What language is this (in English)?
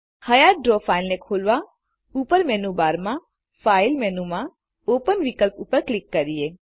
Gujarati